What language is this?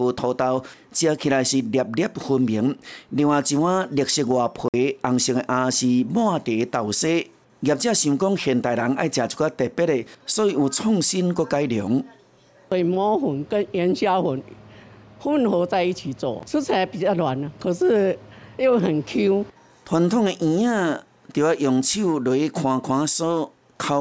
Chinese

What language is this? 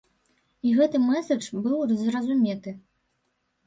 Belarusian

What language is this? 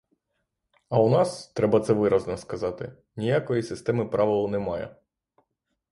Ukrainian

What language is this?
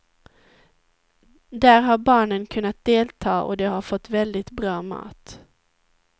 Swedish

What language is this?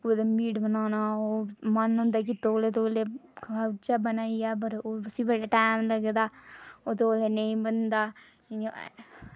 Dogri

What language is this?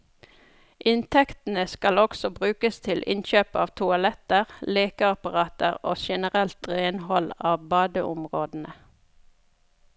Norwegian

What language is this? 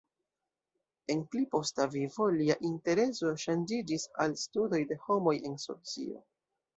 Esperanto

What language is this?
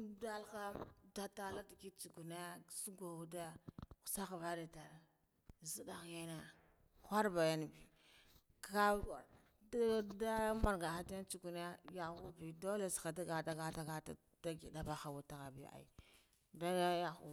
Guduf-Gava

